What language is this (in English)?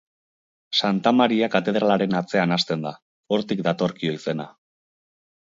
Basque